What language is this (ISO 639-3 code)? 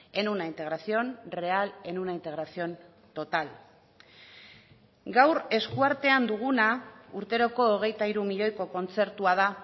eus